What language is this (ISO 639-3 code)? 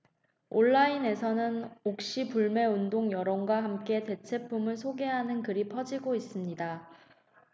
kor